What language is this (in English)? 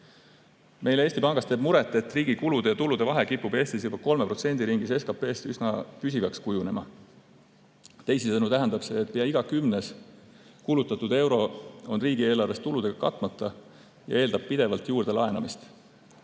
Estonian